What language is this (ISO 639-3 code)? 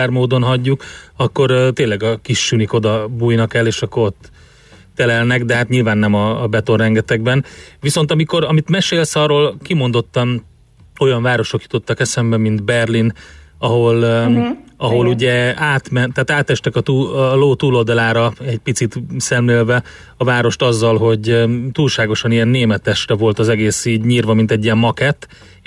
hun